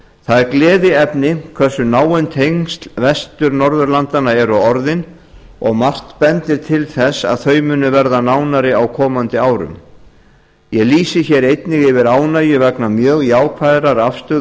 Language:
Icelandic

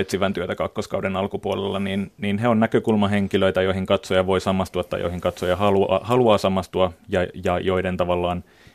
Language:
Finnish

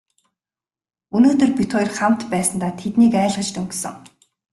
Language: Mongolian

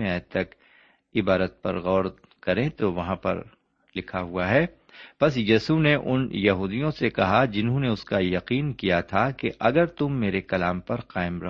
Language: Urdu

